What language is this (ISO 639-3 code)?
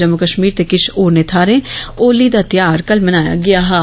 doi